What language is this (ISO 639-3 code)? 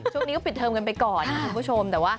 tha